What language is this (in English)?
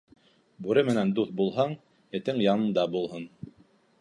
Bashkir